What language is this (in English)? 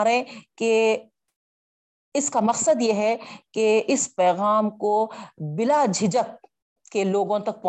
Urdu